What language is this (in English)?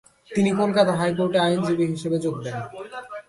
Bangla